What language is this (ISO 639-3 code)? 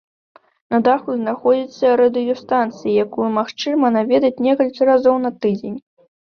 bel